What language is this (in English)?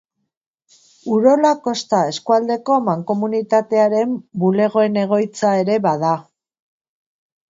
Basque